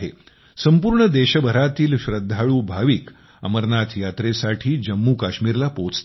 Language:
Marathi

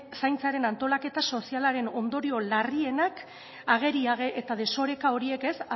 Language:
Basque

